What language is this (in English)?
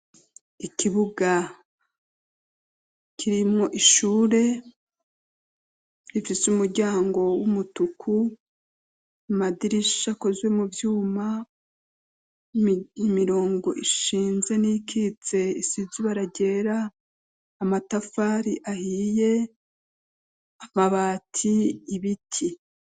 Rundi